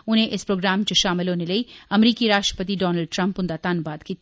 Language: Dogri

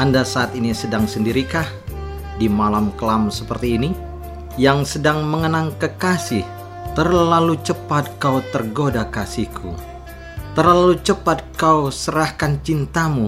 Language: Indonesian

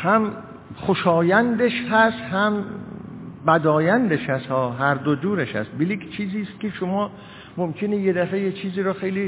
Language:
Persian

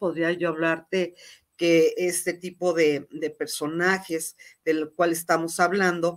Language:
Spanish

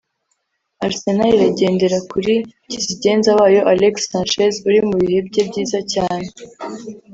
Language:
Kinyarwanda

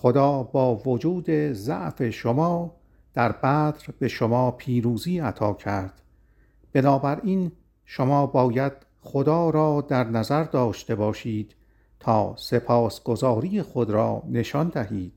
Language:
Persian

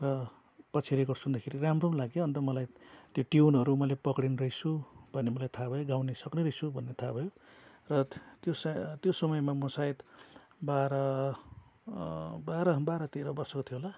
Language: Nepali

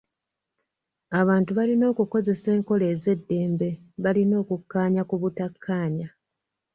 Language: Ganda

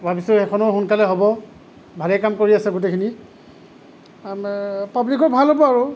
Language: Assamese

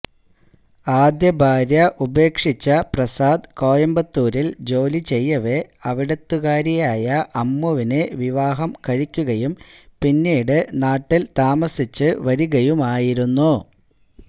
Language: Malayalam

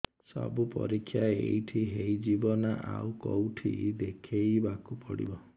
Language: Odia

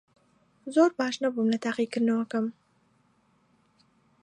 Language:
Central Kurdish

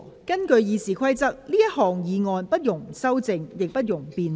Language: Cantonese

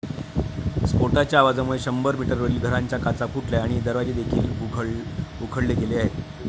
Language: Marathi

